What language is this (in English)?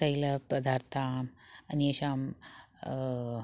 Sanskrit